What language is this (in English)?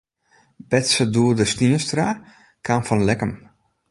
Western Frisian